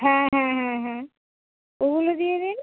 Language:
Bangla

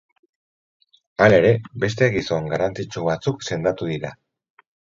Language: Basque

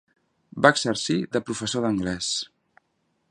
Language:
Catalan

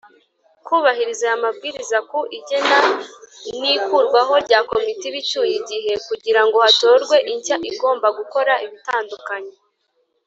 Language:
Kinyarwanda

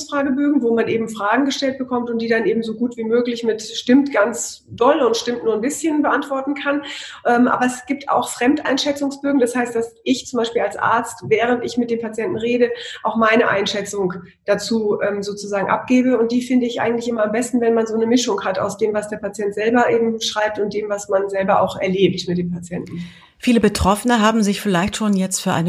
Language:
German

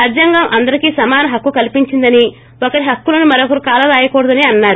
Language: Telugu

